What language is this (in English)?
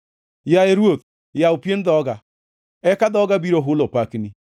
Luo (Kenya and Tanzania)